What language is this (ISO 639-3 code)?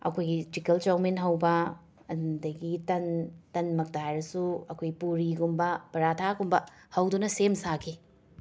mni